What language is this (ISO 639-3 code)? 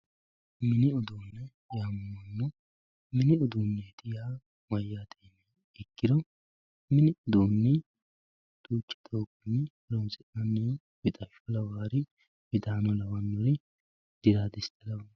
sid